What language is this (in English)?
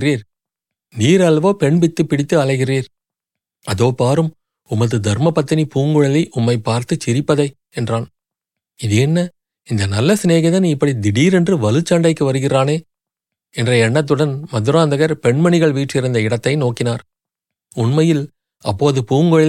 Tamil